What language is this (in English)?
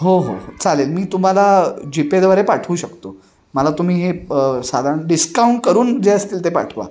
Marathi